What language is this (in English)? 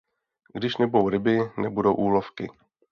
Czech